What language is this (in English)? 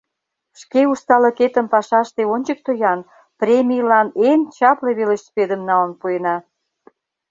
Mari